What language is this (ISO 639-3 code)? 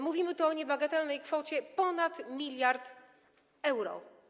pol